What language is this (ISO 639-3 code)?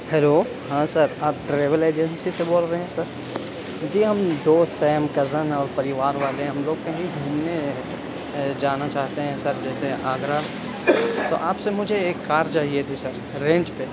urd